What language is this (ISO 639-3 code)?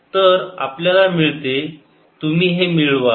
mar